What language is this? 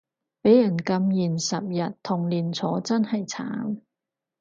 Cantonese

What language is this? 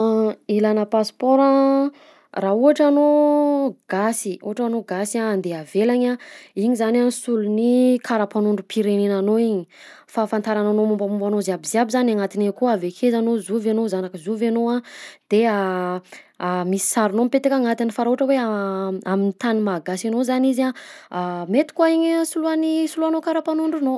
Southern Betsimisaraka Malagasy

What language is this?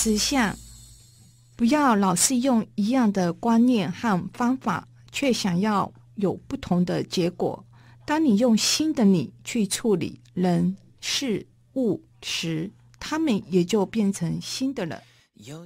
Chinese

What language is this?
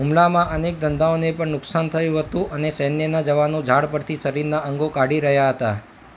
Gujarati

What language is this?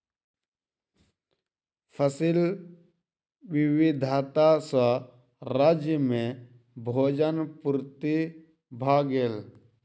Maithili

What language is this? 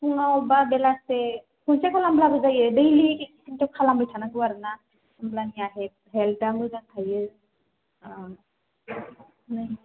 Bodo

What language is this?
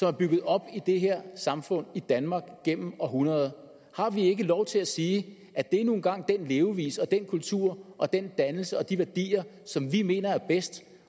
Danish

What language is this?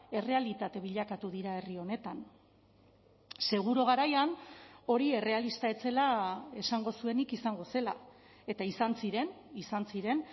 Basque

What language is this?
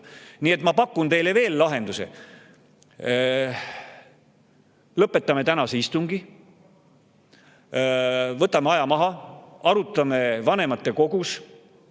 Estonian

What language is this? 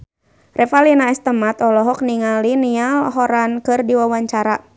Sundanese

